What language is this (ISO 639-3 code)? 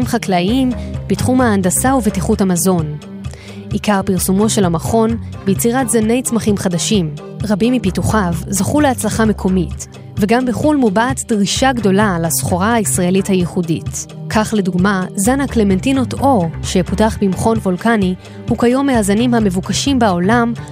heb